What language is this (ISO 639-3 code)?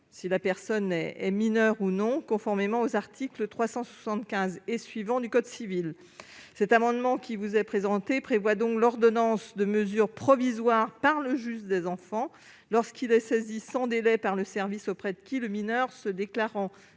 fra